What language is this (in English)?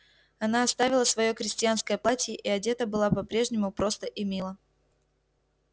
Russian